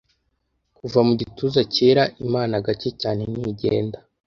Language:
Kinyarwanda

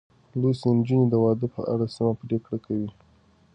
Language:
Pashto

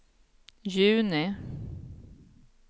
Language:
Swedish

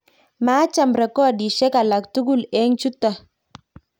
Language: Kalenjin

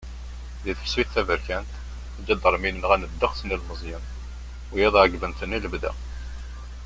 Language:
Kabyle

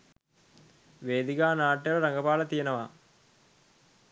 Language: Sinhala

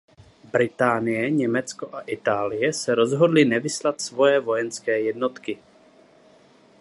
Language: Czech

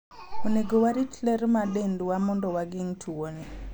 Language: Luo (Kenya and Tanzania)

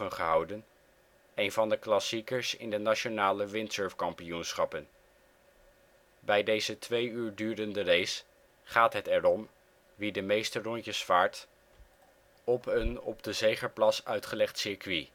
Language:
Dutch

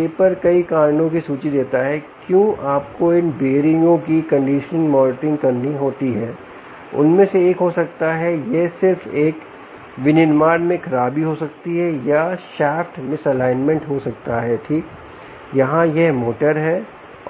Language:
Hindi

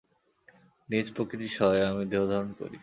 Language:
Bangla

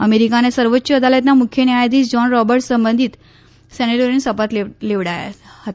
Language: Gujarati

